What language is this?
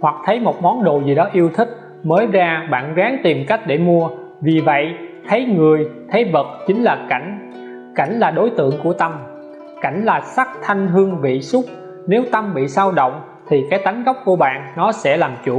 Vietnamese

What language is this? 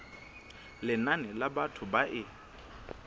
Southern Sotho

